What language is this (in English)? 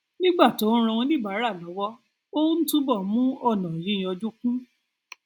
Yoruba